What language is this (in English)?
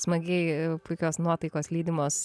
Lithuanian